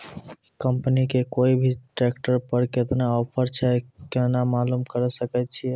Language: Maithili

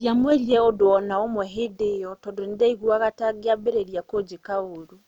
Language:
Kikuyu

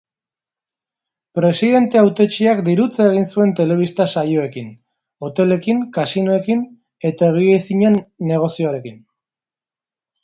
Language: Basque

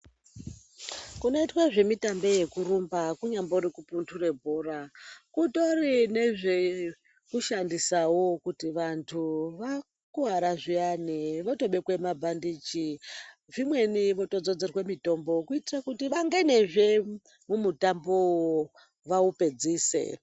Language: Ndau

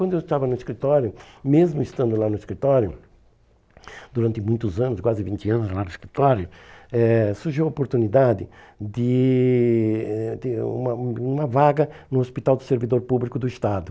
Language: Portuguese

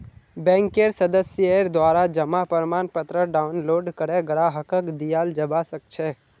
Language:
Magahi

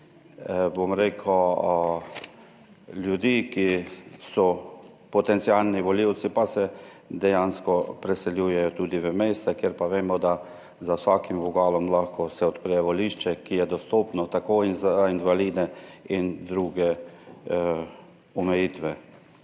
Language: Slovenian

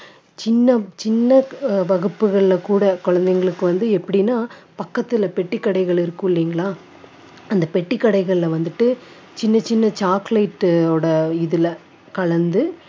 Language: Tamil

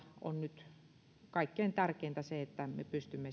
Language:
Finnish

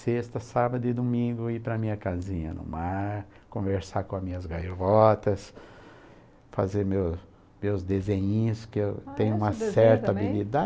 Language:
Portuguese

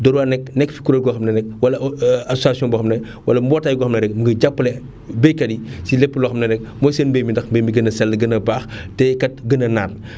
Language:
Wolof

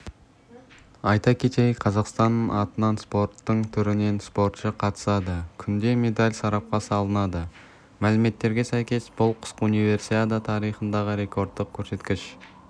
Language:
Kazakh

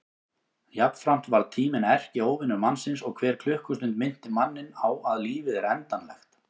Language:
Icelandic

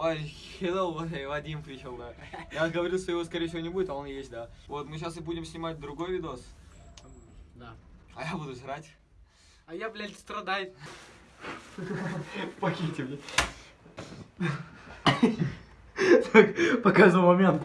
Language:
Russian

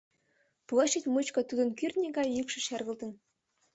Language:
Mari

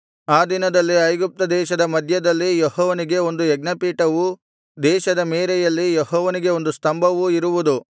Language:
Kannada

